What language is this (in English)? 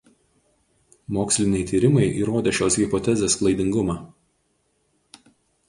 Lithuanian